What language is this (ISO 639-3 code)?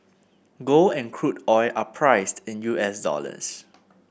eng